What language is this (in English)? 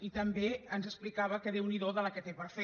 Catalan